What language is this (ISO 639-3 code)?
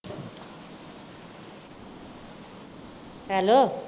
pan